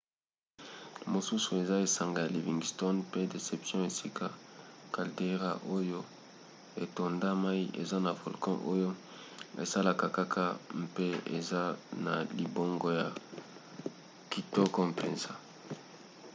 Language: Lingala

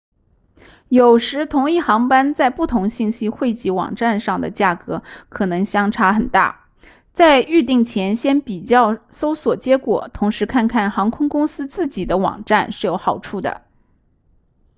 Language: Chinese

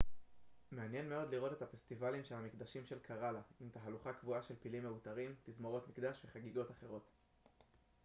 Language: Hebrew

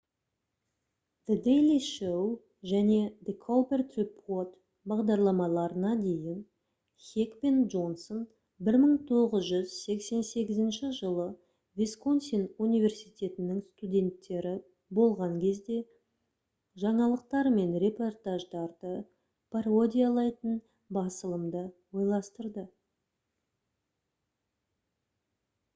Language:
Kazakh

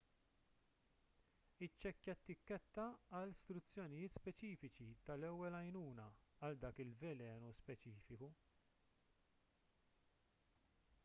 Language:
Maltese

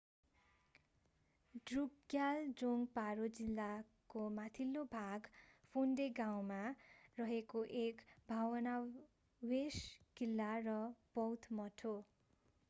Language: Nepali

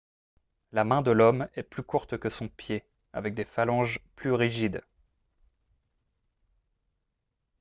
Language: French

